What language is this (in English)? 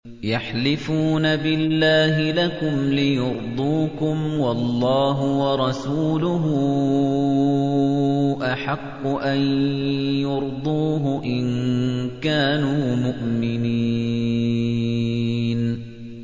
Arabic